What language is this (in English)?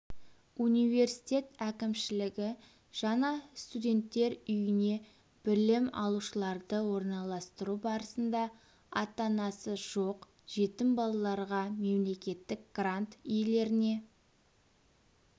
Kazakh